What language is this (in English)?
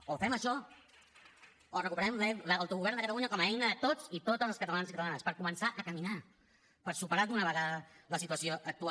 Catalan